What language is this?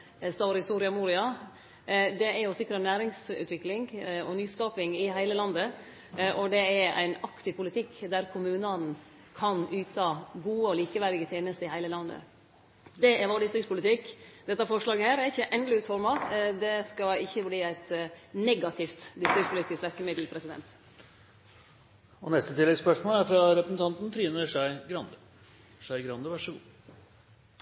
Norwegian Nynorsk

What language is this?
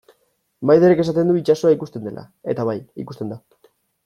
Basque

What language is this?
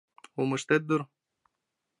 Mari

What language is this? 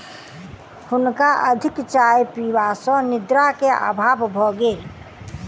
Maithili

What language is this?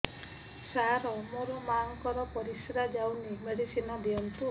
Odia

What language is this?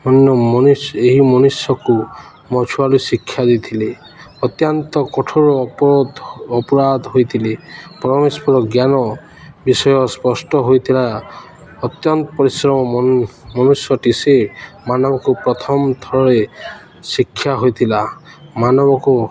Odia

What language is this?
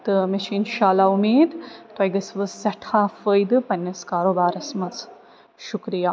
Kashmiri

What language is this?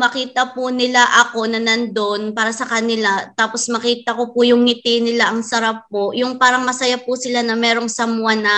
Filipino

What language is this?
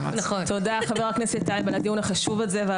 Hebrew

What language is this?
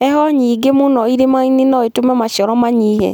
Kikuyu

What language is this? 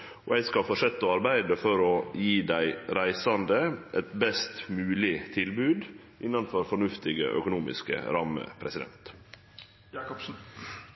Norwegian Nynorsk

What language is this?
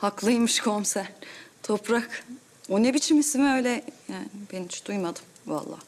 Turkish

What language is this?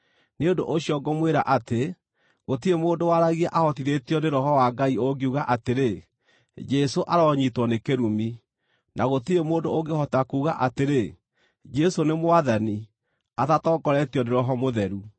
Kikuyu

